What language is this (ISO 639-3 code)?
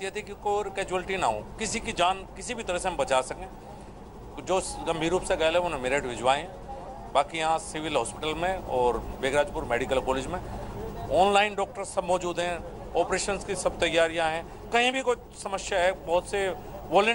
hin